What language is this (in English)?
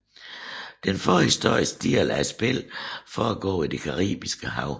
Danish